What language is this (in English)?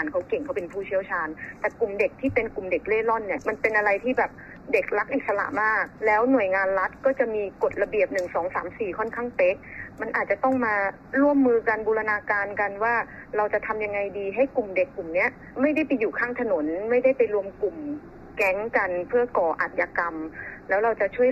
Thai